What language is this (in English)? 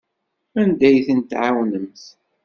Kabyle